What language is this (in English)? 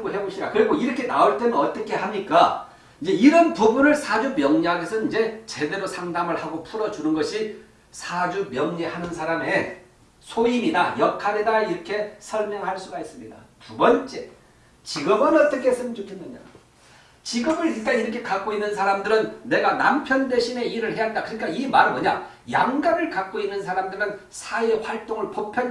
Korean